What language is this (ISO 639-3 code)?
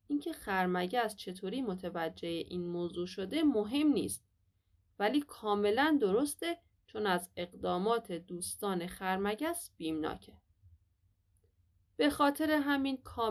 fas